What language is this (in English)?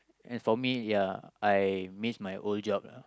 English